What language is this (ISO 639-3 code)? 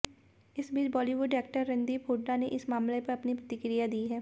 hin